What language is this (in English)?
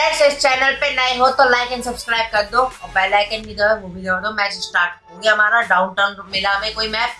Hindi